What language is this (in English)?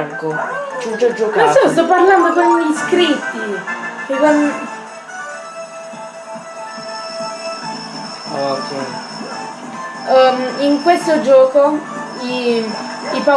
Italian